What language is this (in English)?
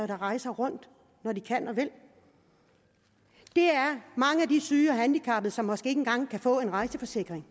Danish